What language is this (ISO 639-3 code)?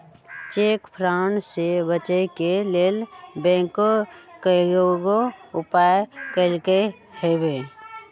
mag